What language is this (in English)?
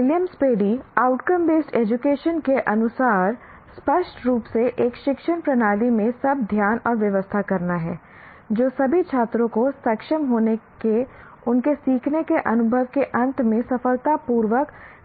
Hindi